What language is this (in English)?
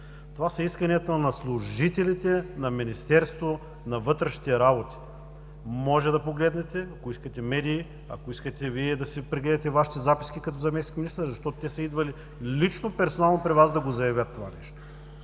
Bulgarian